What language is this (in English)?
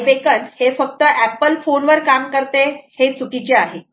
Marathi